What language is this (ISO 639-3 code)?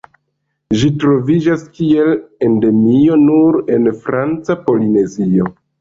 epo